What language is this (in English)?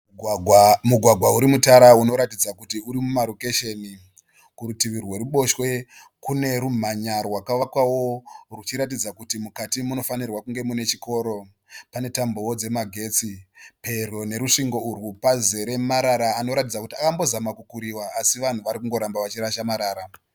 Shona